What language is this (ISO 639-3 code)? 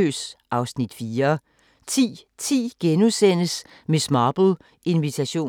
dan